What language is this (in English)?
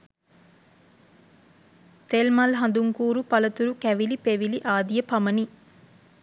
Sinhala